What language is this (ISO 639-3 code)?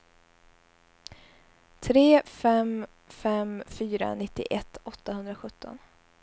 swe